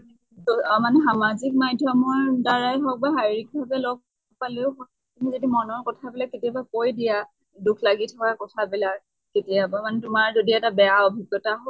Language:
Assamese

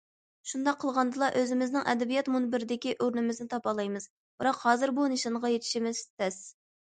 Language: Uyghur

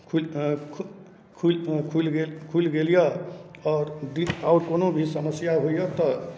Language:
Maithili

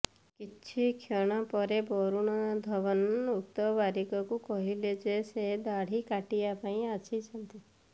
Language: Odia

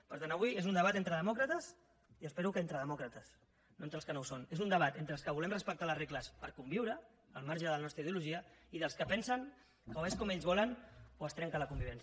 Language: Catalan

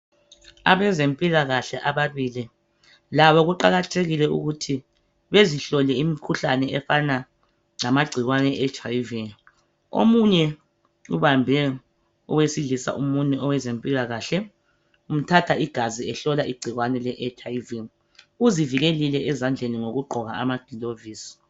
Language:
North Ndebele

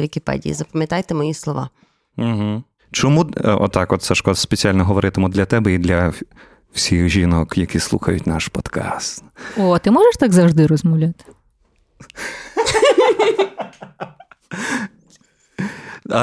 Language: Ukrainian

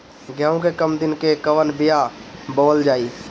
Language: Bhojpuri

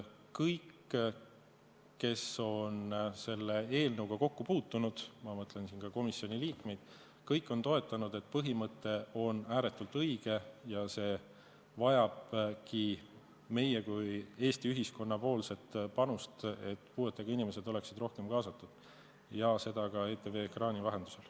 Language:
Estonian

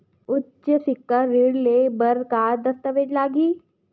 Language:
Chhattisgarhi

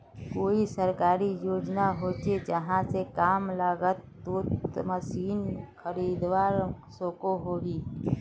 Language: Magahi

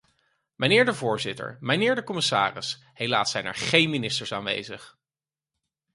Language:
Dutch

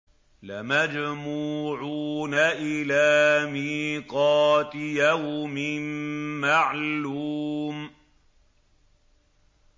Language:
Arabic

